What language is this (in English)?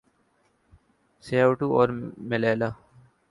Urdu